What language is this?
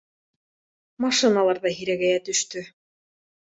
Bashkir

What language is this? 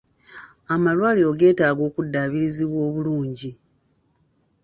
Ganda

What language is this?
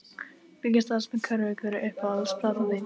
Icelandic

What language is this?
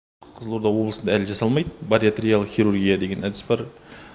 Kazakh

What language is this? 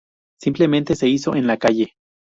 Spanish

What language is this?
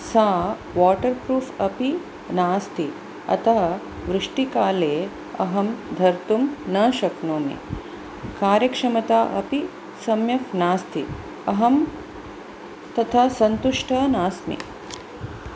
Sanskrit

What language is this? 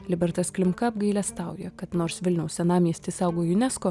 Lithuanian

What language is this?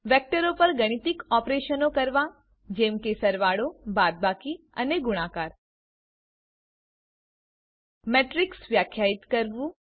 Gujarati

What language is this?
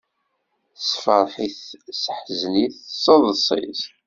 Kabyle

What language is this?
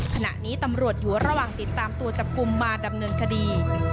Thai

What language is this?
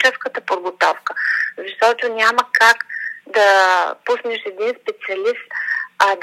Bulgarian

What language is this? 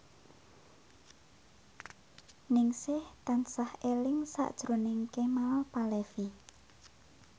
Javanese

